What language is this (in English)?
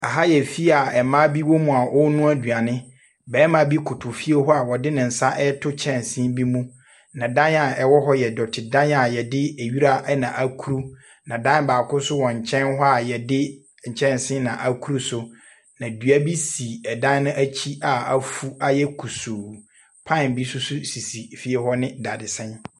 Akan